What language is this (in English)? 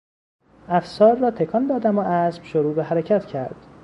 Persian